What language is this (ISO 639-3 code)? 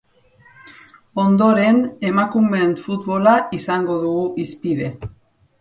eus